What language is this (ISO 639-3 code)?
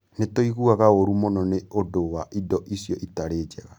kik